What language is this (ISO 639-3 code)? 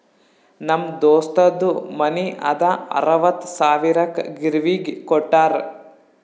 kan